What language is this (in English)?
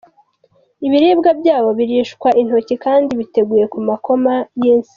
Kinyarwanda